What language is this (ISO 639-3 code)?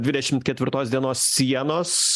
lit